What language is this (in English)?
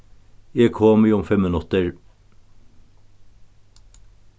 Faroese